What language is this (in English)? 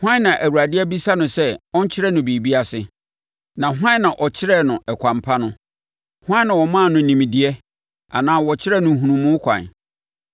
Akan